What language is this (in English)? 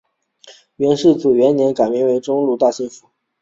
Chinese